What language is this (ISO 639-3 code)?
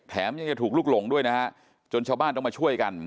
tha